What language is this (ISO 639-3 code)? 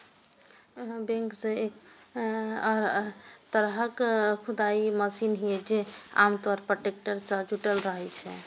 mai